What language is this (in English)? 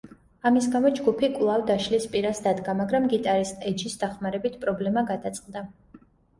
Georgian